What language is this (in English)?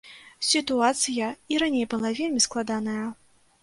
Belarusian